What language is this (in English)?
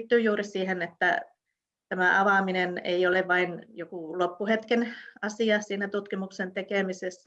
Finnish